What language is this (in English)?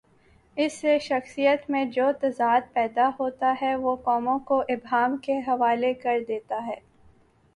Urdu